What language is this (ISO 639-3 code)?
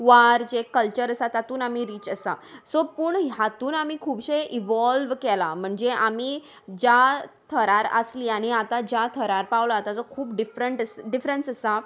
kok